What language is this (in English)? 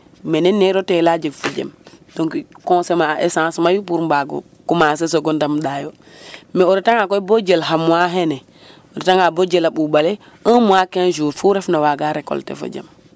Serer